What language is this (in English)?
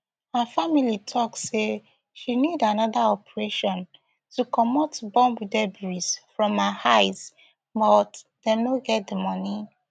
Nigerian Pidgin